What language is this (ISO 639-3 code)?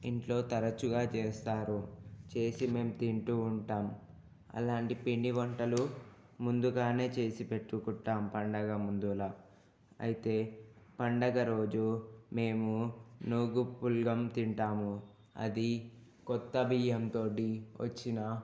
tel